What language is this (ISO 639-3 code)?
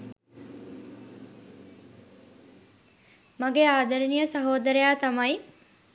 sin